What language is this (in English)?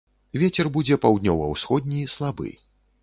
Belarusian